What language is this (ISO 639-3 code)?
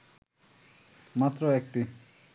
ben